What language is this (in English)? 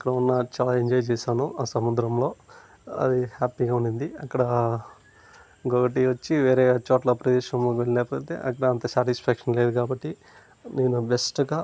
Telugu